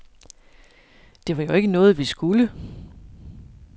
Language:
Danish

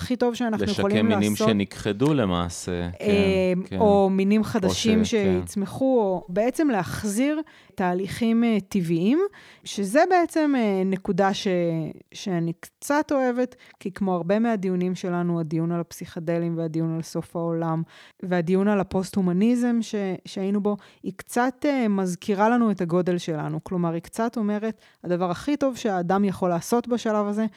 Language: Hebrew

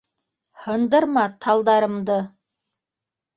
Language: Bashkir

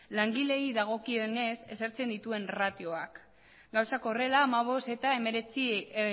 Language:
Basque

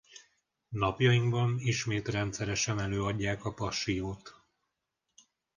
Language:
Hungarian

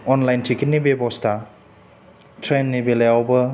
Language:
Bodo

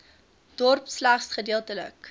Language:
Afrikaans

